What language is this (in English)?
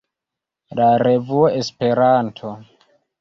Esperanto